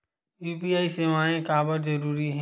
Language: Chhattisgarhi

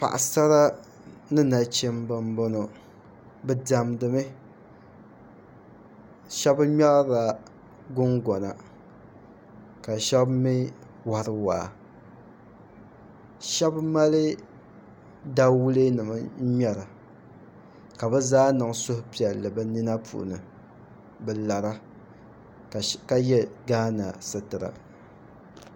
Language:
Dagbani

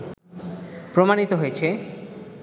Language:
Bangla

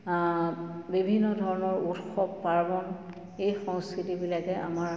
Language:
Assamese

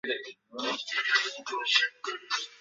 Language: Chinese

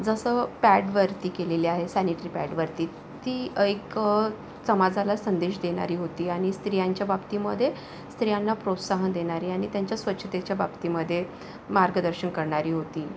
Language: Marathi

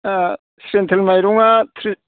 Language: Bodo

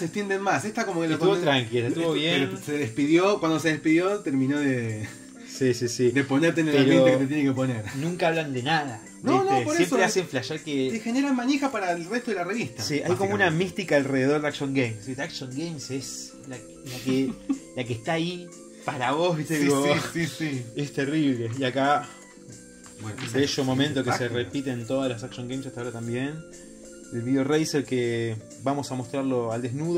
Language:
Spanish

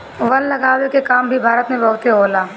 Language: Bhojpuri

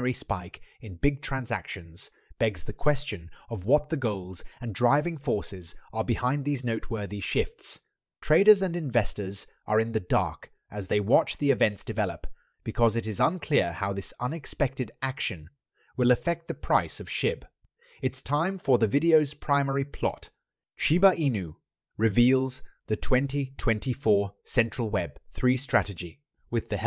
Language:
English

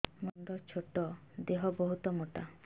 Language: Odia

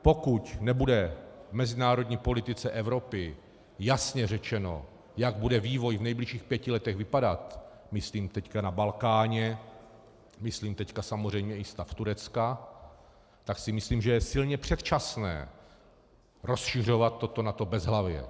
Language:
Czech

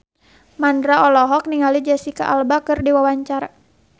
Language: Sundanese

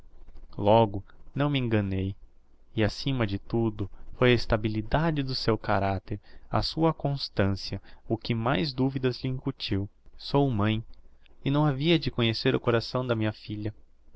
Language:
Portuguese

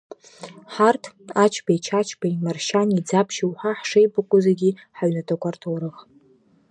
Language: Abkhazian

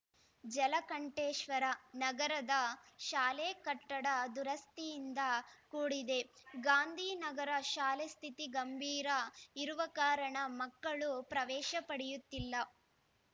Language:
Kannada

